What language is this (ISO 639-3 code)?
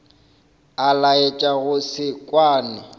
nso